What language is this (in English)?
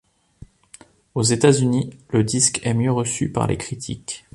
French